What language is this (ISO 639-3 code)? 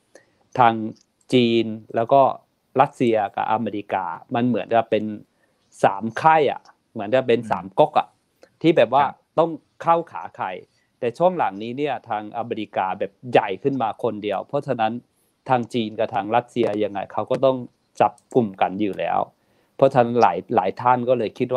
tha